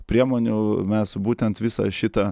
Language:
Lithuanian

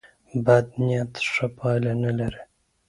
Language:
Pashto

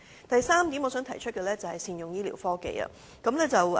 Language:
Cantonese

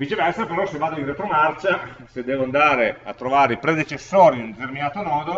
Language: Italian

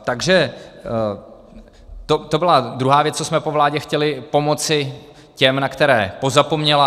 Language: Czech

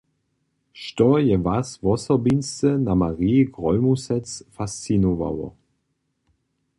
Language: Upper Sorbian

